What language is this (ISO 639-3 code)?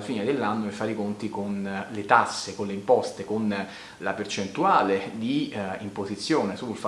ita